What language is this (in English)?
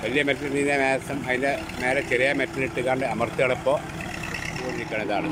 Thai